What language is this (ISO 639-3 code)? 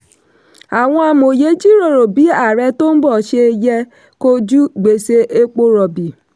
yor